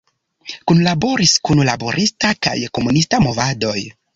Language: Esperanto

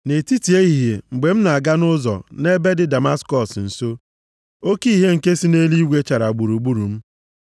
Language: Igbo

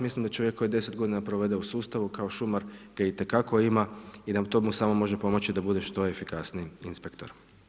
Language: Croatian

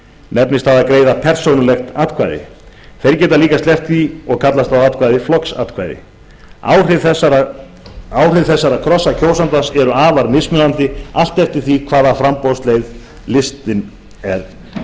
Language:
Icelandic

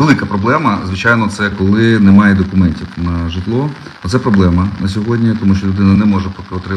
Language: Ukrainian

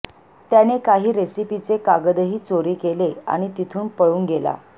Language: Marathi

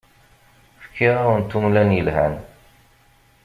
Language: Kabyle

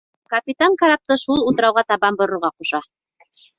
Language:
Bashkir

